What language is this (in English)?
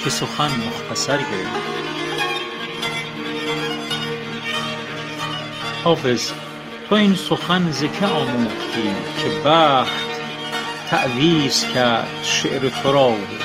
Persian